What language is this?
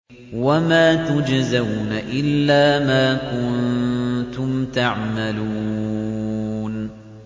Arabic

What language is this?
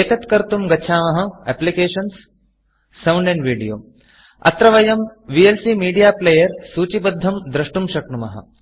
Sanskrit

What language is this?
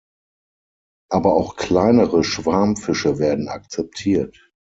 German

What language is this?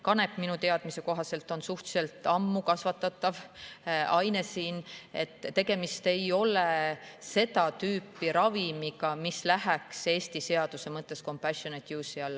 Estonian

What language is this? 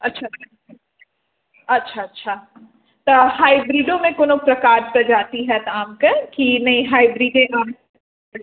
Maithili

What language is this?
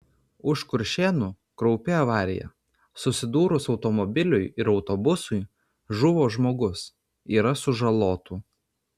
Lithuanian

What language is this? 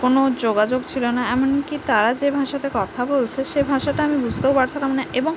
Bangla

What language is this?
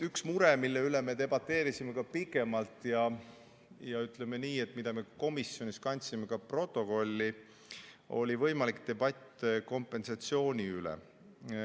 Estonian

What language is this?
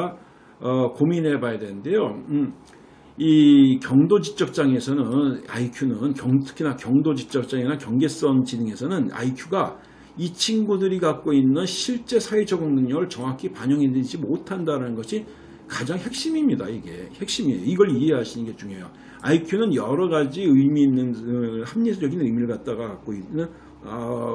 Korean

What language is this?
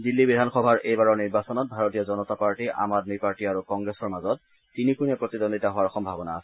Assamese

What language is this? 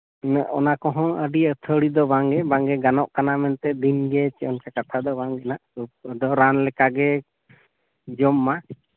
Santali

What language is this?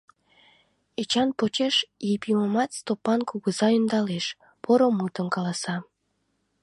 Mari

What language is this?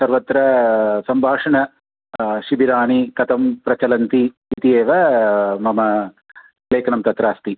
Sanskrit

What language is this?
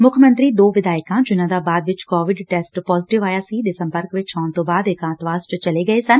Punjabi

